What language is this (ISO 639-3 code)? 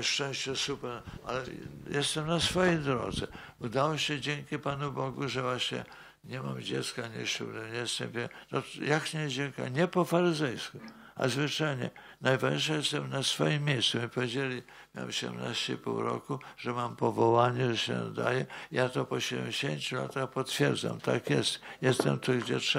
pol